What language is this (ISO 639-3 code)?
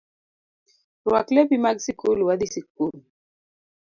luo